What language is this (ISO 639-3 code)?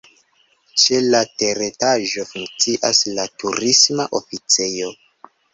epo